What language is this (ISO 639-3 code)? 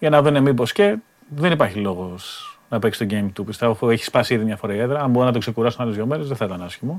ell